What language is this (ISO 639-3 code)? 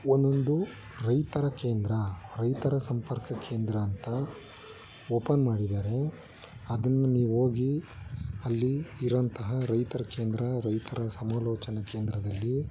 kan